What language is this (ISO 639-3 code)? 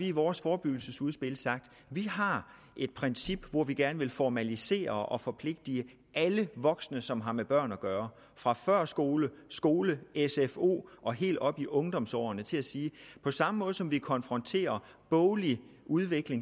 dan